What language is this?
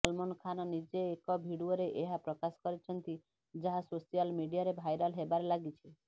Odia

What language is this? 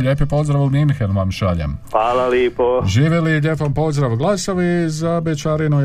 Croatian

